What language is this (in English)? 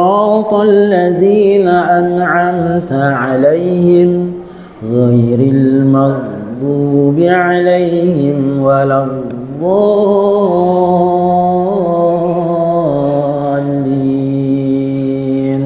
Arabic